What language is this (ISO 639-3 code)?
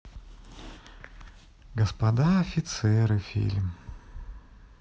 rus